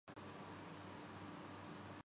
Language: Urdu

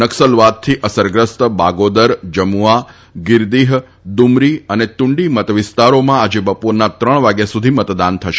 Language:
Gujarati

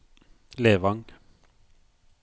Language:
Norwegian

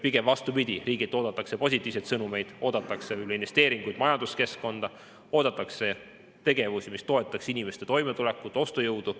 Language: Estonian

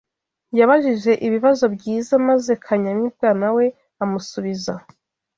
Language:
Kinyarwanda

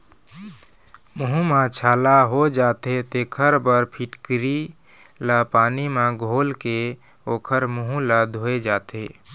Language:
Chhattisgarhi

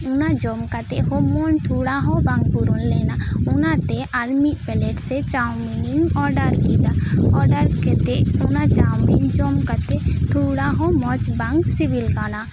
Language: Santali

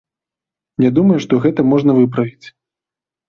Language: Belarusian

